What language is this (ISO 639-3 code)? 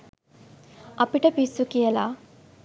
sin